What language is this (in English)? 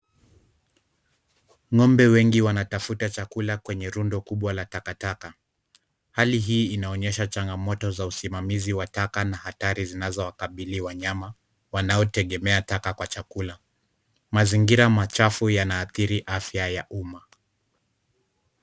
Swahili